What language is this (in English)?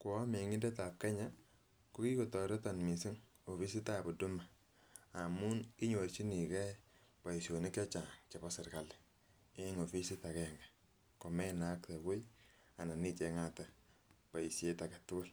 Kalenjin